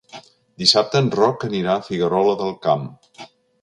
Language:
Catalan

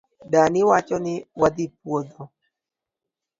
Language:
Luo (Kenya and Tanzania)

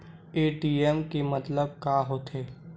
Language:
Chhattisgarhi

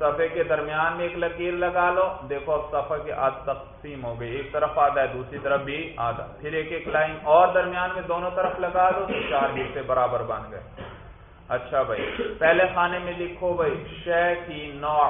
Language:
Urdu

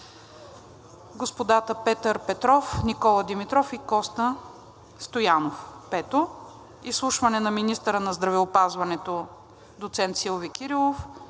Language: Bulgarian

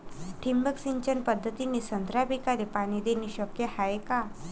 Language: Marathi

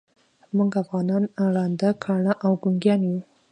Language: Pashto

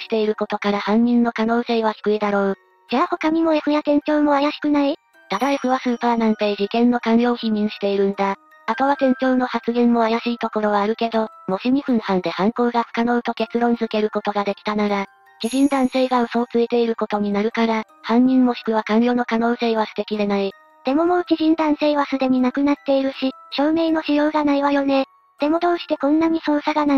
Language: Japanese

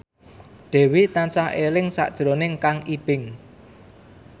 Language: Javanese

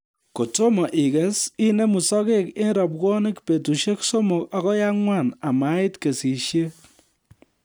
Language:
Kalenjin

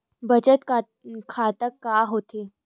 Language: Chhattisgarhi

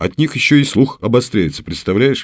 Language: Russian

